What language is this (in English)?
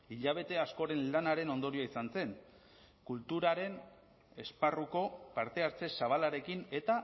Basque